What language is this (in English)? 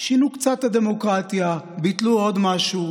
Hebrew